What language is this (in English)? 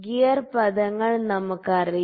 Malayalam